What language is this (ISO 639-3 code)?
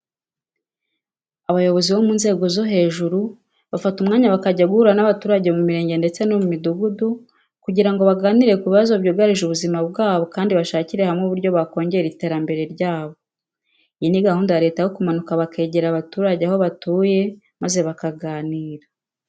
kin